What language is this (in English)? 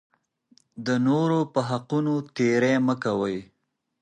Pashto